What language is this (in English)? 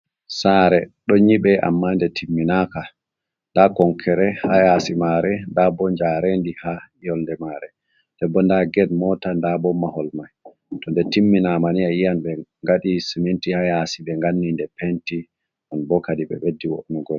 Fula